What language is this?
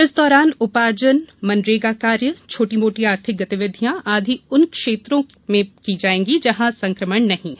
Hindi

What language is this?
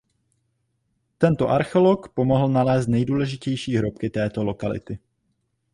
Czech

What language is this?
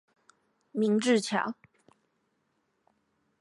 Chinese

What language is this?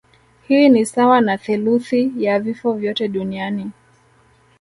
Swahili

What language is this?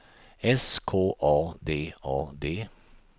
Swedish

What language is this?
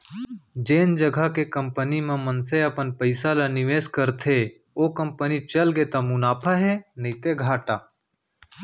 Chhattisgarhi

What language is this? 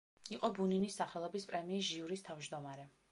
Georgian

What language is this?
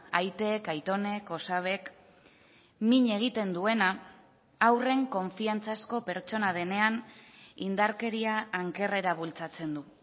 Basque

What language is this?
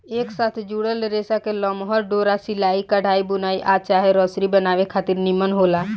Bhojpuri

